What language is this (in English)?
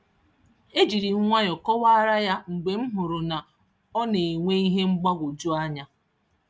Igbo